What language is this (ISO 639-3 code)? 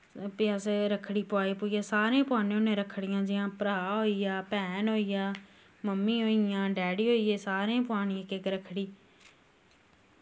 doi